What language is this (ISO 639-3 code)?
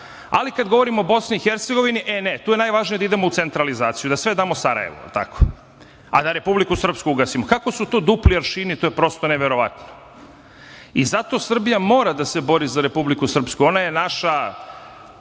srp